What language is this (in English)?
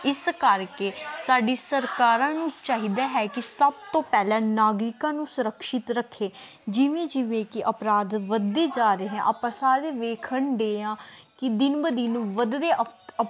Punjabi